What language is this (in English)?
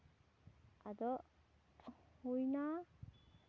Santali